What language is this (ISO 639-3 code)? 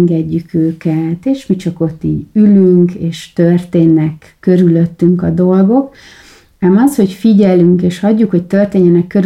hun